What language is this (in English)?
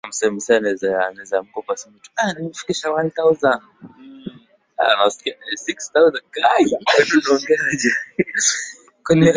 Swahili